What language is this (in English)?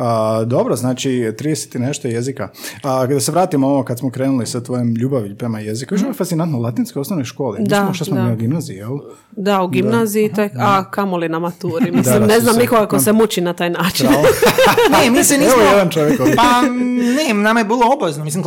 Croatian